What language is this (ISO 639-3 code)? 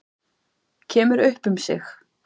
isl